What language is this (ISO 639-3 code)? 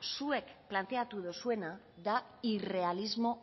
eus